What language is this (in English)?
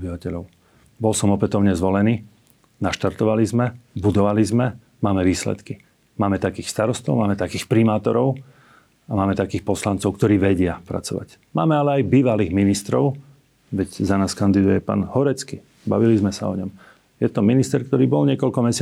Slovak